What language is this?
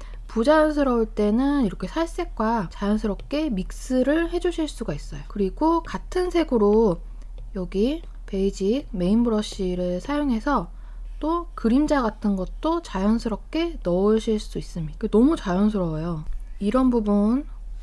Korean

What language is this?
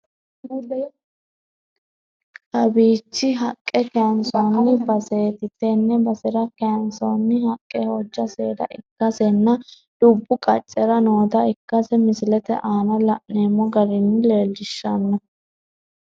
Sidamo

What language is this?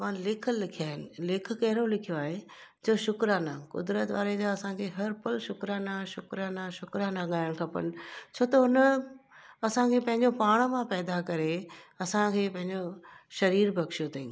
Sindhi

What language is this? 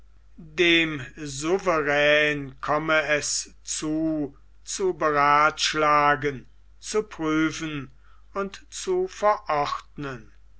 German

